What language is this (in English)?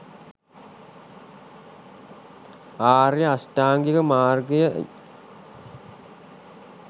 Sinhala